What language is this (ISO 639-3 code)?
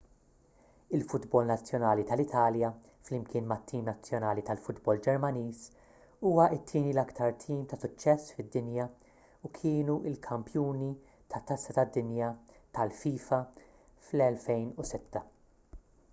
mlt